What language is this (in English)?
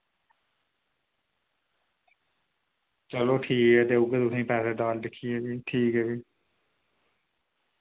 Dogri